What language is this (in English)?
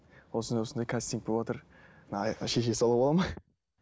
Kazakh